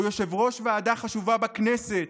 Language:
Hebrew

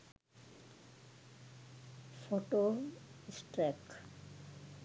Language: Sinhala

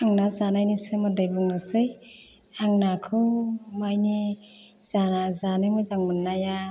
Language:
Bodo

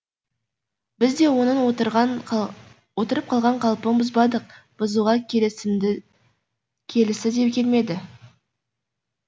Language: Kazakh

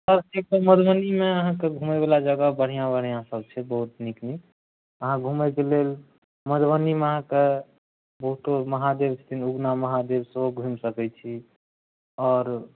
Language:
Maithili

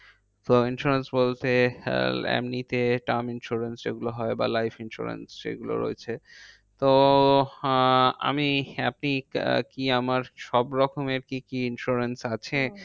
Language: Bangla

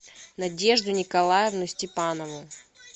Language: Russian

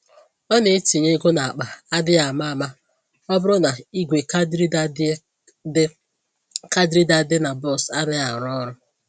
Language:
Igbo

